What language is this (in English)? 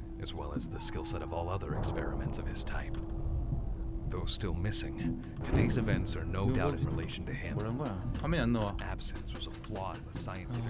Korean